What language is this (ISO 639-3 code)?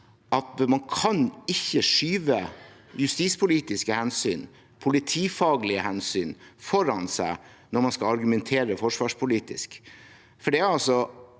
nor